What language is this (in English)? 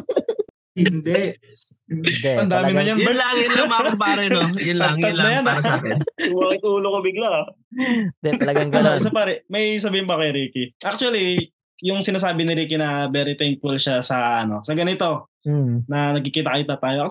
Filipino